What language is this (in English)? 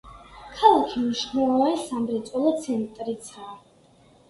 Georgian